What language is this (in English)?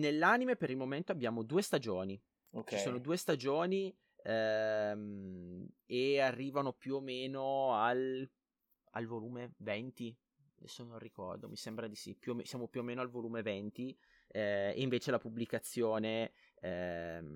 Italian